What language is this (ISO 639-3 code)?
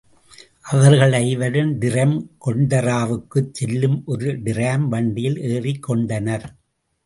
tam